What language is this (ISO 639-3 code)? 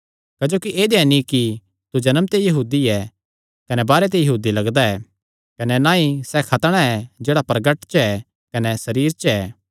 xnr